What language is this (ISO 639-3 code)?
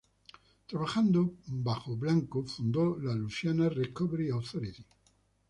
spa